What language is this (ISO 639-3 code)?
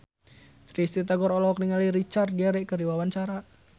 sun